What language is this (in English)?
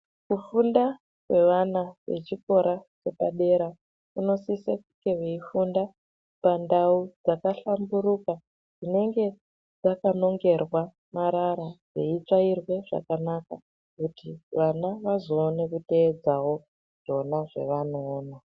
Ndau